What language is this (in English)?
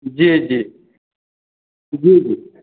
Maithili